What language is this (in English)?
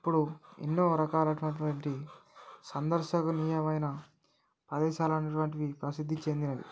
Telugu